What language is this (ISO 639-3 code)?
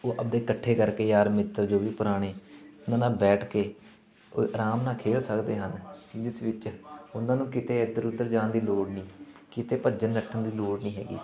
pan